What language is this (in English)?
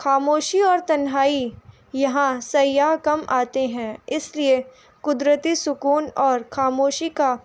Urdu